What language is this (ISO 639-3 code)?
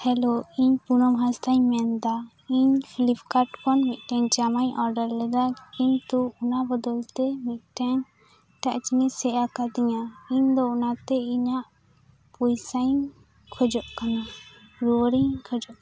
sat